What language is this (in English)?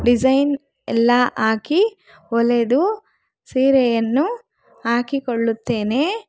Kannada